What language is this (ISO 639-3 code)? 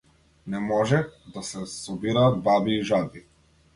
mkd